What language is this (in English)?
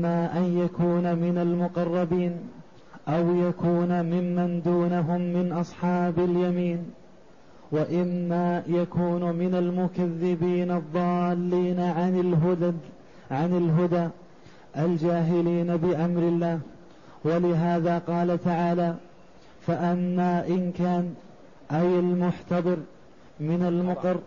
Arabic